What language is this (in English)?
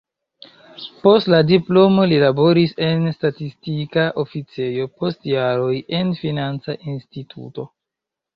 Esperanto